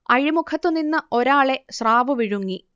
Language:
Malayalam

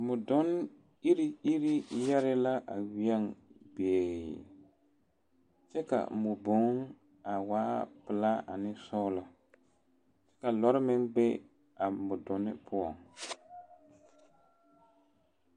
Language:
Southern Dagaare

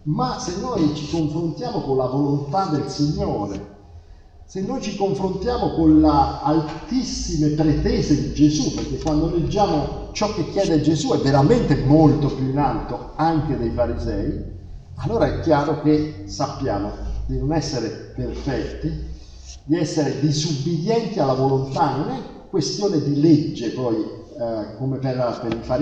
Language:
Italian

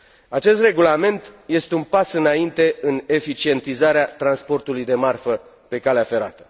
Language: Romanian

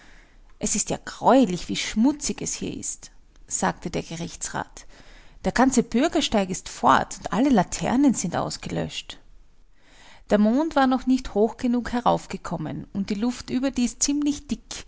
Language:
German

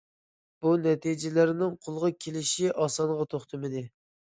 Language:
Uyghur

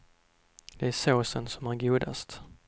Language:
Swedish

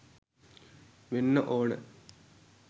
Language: Sinhala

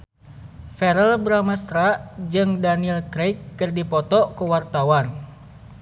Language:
Sundanese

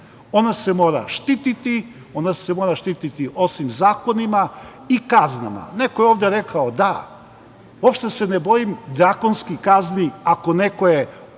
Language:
Serbian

